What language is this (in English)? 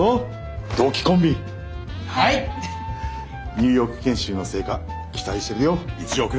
Japanese